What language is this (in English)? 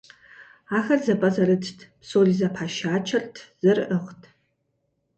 Kabardian